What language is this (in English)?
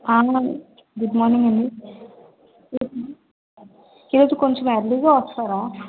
Telugu